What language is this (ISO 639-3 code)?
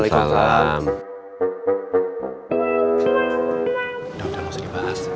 ind